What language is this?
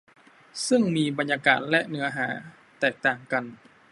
Thai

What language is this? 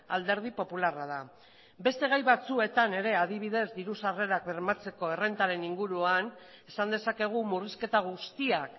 Basque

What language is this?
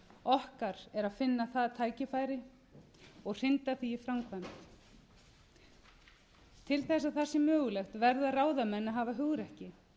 Icelandic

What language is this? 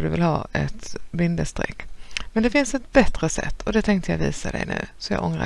Swedish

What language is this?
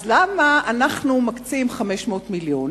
Hebrew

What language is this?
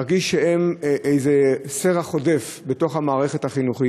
Hebrew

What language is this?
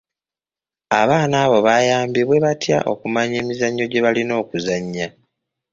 Ganda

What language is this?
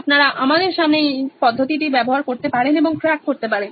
Bangla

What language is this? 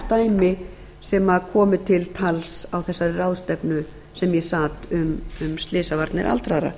Icelandic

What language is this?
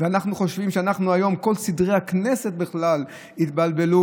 Hebrew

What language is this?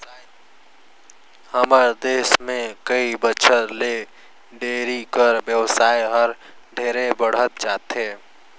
Chhattisgarhi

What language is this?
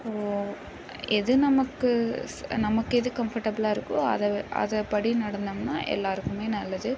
Tamil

